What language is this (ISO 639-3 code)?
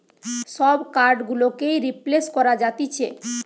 ben